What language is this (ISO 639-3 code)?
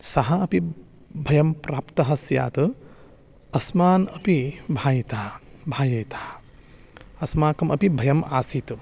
san